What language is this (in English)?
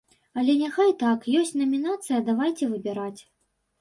Belarusian